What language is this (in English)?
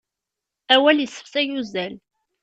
Kabyle